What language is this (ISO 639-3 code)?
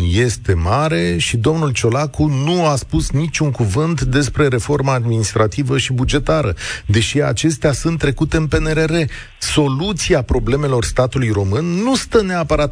ron